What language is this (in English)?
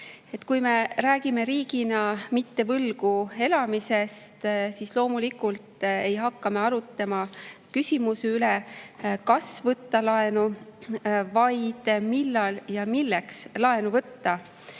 Estonian